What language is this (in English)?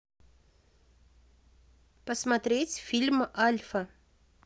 Russian